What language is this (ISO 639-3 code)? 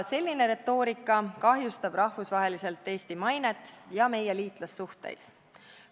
est